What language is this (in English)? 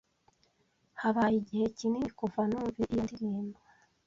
Kinyarwanda